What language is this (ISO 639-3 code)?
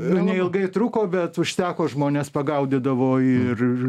lit